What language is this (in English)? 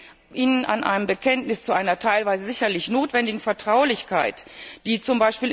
German